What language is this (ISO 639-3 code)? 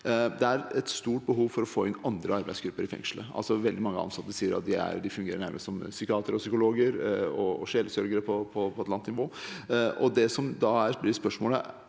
nor